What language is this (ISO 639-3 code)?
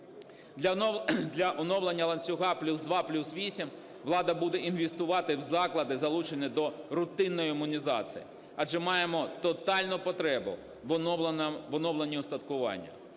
ukr